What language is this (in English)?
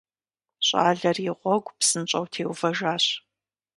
Kabardian